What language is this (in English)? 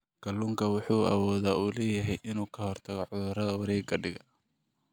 Somali